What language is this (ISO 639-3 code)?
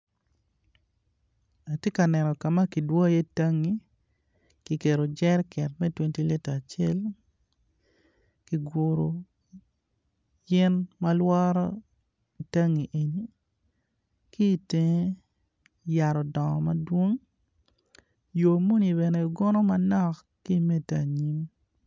ach